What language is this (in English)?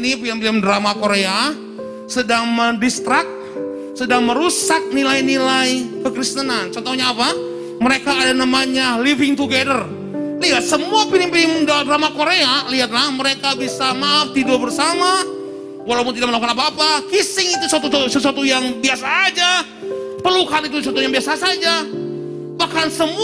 Indonesian